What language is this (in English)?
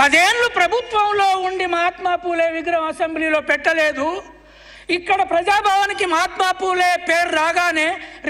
Telugu